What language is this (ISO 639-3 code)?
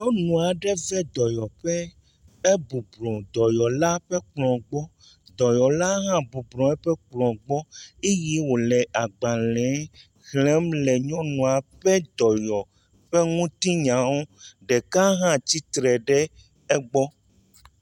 ewe